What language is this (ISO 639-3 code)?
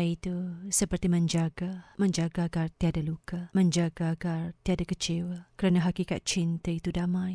msa